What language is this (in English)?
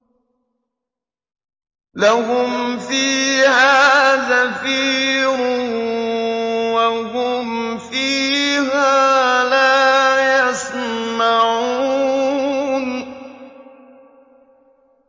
Arabic